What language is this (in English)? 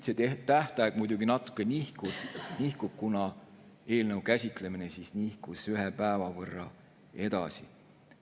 Estonian